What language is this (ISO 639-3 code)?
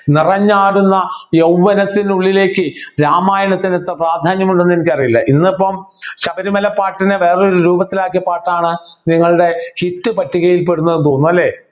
mal